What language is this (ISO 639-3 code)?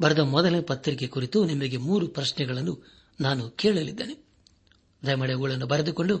kan